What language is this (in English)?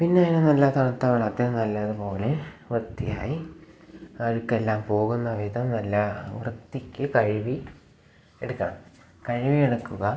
Malayalam